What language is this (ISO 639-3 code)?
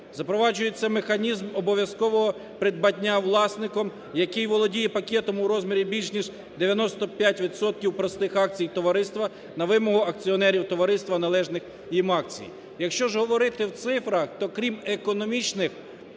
ukr